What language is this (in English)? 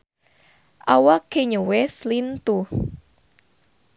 Sundanese